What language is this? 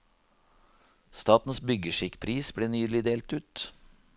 Norwegian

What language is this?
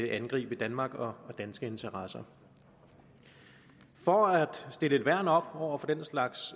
Danish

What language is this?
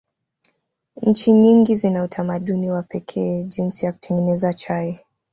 Swahili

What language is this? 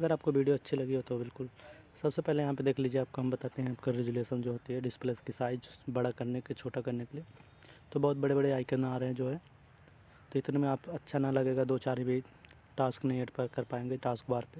Hindi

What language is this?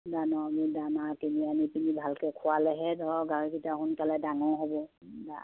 Assamese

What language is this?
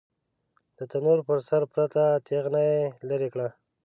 Pashto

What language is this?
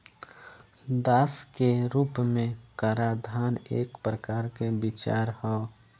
Bhojpuri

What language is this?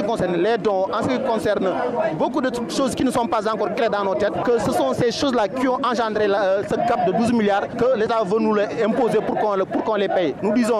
French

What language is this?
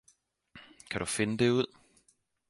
Danish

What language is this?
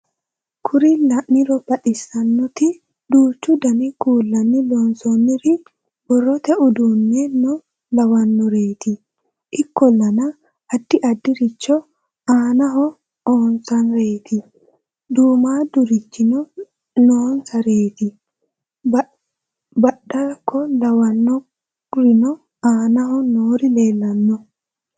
Sidamo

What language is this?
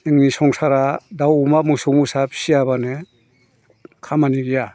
Bodo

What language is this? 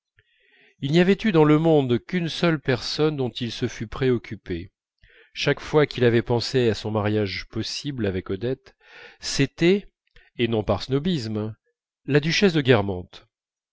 French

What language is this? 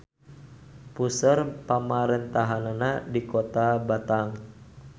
Sundanese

